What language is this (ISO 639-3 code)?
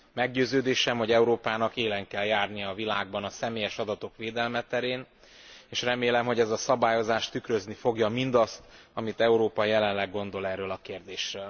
hun